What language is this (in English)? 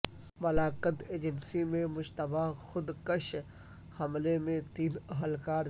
Urdu